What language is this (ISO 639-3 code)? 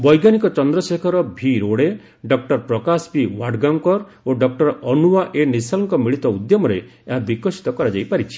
ori